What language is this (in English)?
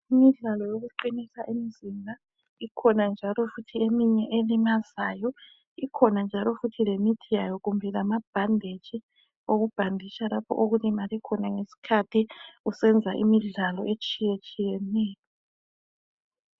North Ndebele